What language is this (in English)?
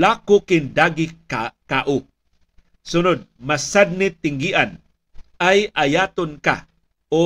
Filipino